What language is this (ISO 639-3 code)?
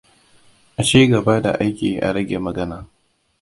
hau